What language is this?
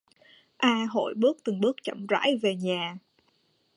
Vietnamese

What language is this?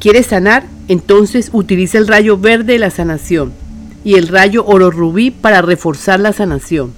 Spanish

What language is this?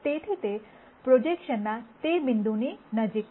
Gujarati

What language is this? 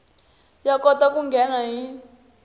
Tsonga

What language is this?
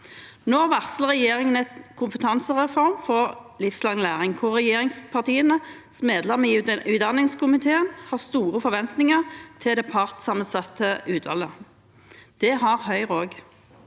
Norwegian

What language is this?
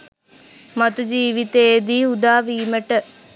Sinhala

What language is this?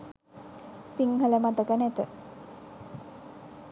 Sinhala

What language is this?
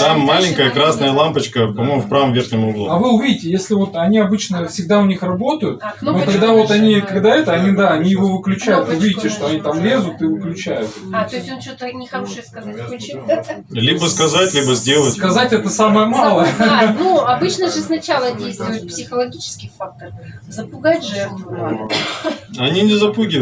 Russian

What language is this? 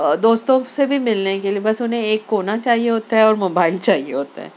Urdu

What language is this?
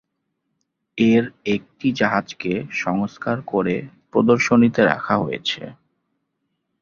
Bangla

